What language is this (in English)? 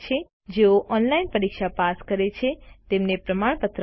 Gujarati